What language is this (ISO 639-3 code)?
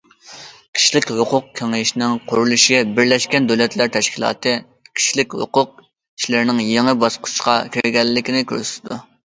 uig